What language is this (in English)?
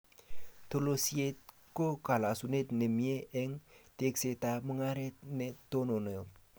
Kalenjin